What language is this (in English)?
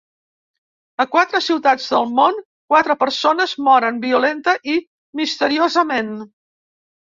Catalan